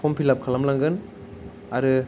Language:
Bodo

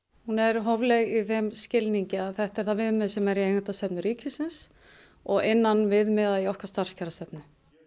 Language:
Icelandic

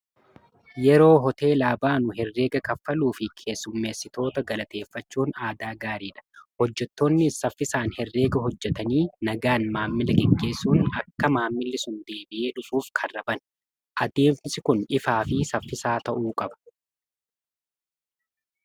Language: Oromo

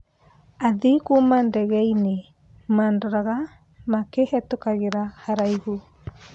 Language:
Kikuyu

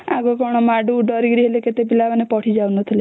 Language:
Odia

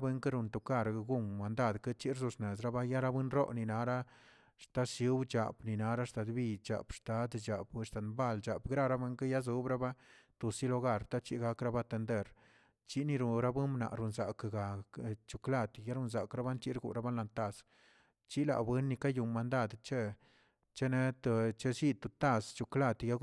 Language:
Tilquiapan Zapotec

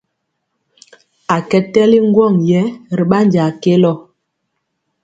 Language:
Mpiemo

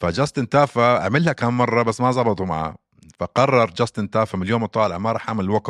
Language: Arabic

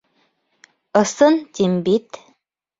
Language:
Bashkir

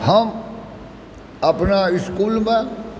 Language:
Maithili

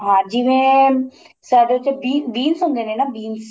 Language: Punjabi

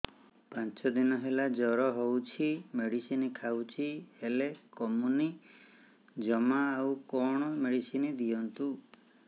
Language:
Odia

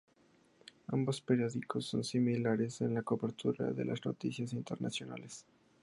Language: Spanish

